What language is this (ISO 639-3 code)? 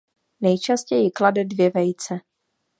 ces